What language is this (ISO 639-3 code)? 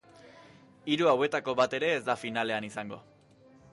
eus